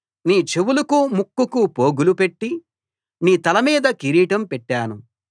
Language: Telugu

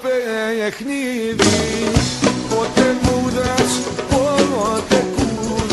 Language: Arabic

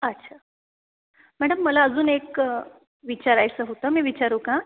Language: Marathi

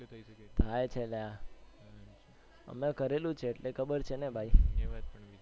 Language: Gujarati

